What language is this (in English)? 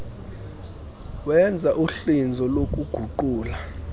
Xhosa